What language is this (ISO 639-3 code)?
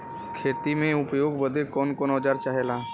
bho